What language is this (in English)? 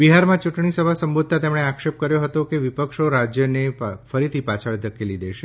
Gujarati